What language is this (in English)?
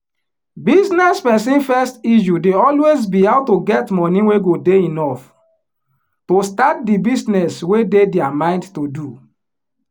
Nigerian Pidgin